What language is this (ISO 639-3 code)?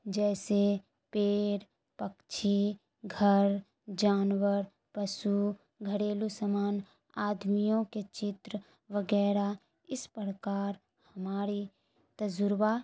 urd